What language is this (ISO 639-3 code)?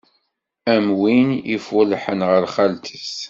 kab